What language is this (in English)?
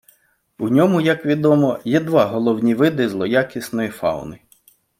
Ukrainian